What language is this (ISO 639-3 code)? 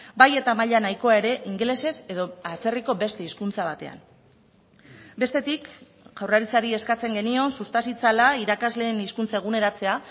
eus